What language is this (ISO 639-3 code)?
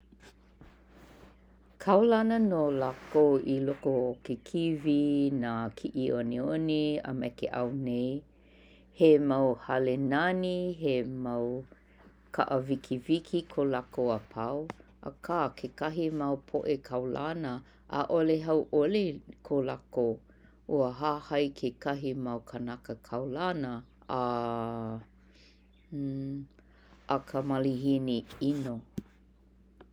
haw